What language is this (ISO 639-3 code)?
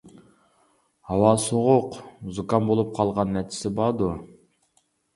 uig